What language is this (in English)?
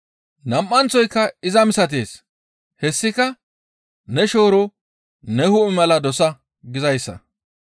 Gamo